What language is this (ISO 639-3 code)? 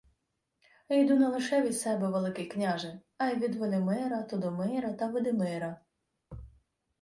ukr